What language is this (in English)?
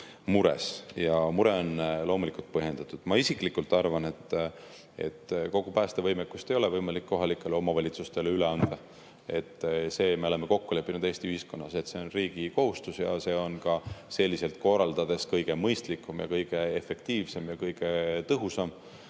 Estonian